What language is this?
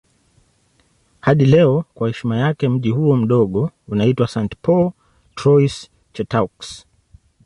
Swahili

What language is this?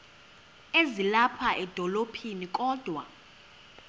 Xhosa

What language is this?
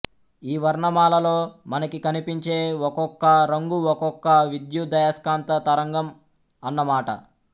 Telugu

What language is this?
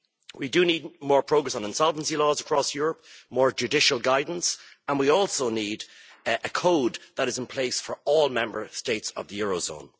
English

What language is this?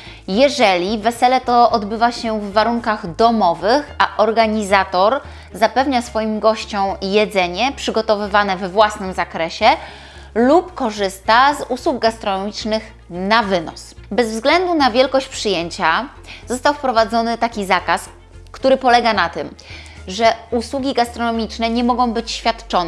Polish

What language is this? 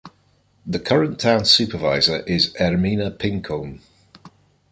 English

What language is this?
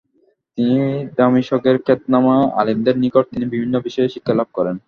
Bangla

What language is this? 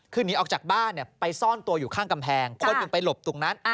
Thai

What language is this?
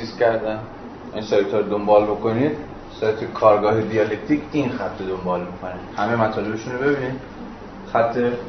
Persian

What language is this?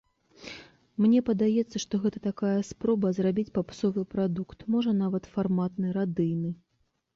Belarusian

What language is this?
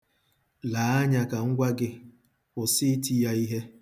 Igbo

